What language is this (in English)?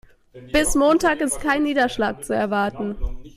German